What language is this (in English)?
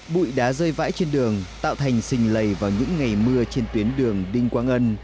Vietnamese